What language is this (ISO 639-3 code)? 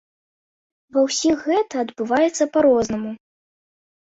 bel